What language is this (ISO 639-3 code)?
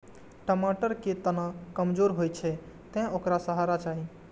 mai